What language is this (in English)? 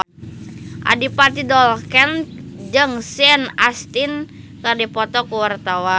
Sundanese